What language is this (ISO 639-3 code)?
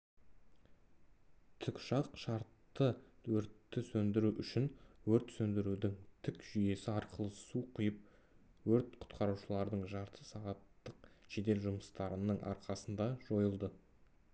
kaz